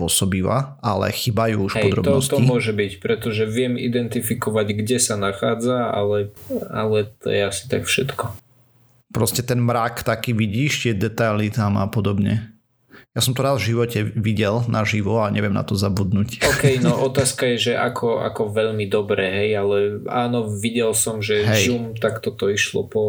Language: Slovak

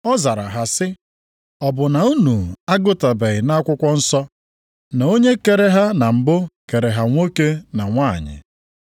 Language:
Igbo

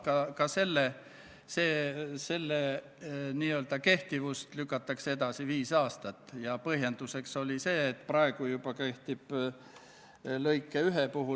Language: Estonian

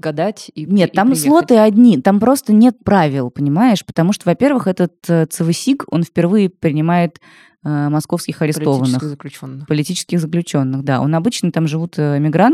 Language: Russian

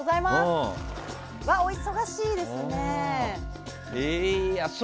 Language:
Japanese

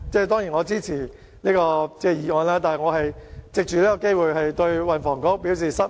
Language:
Cantonese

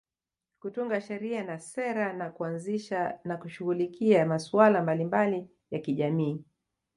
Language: Swahili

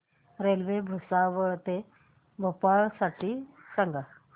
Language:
Marathi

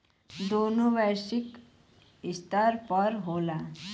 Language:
Bhojpuri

